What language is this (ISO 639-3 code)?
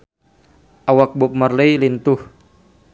sun